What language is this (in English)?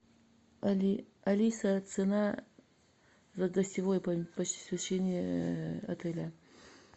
Russian